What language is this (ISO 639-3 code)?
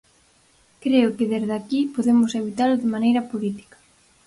glg